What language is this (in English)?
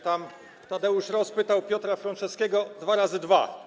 Polish